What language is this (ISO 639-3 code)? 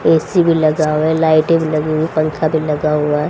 hin